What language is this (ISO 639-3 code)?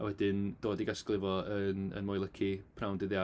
cym